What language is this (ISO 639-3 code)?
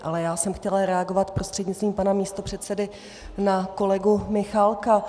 ces